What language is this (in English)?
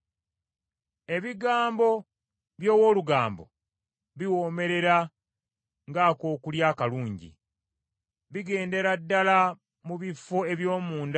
Ganda